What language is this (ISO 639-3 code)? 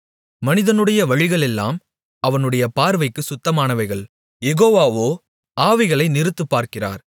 tam